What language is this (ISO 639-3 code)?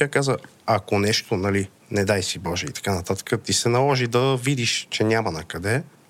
bul